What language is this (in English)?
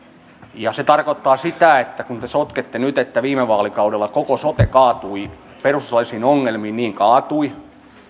Finnish